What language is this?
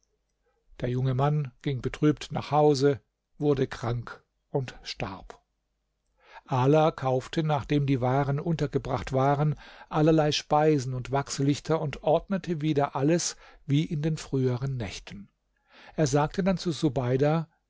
German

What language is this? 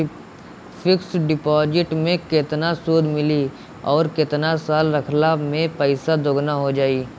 Bhojpuri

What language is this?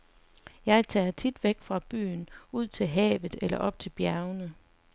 Danish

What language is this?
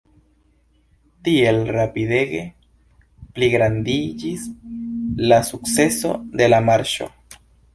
Esperanto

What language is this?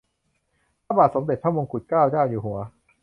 Thai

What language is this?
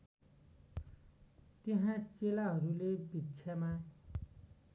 Nepali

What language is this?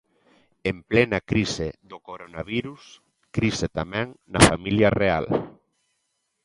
Galician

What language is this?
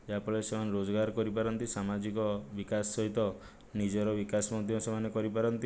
Odia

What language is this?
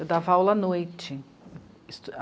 Portuguese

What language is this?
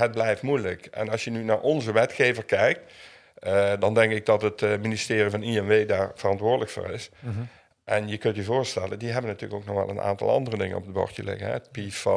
Dutch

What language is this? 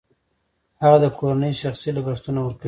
Pashto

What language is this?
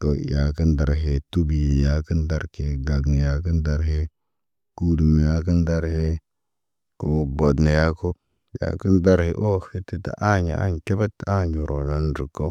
Naba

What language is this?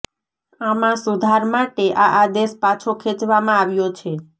Gujarati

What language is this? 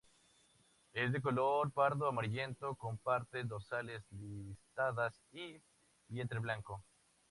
Spanish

